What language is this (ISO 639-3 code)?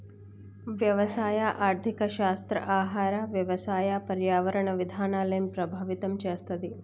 tel